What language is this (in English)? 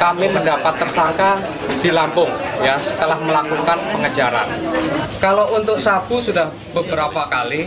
Indonesian